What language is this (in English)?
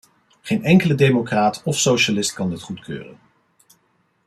Dutch